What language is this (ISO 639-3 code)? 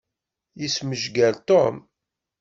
kab